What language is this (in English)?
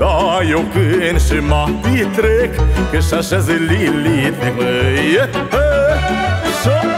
Romanian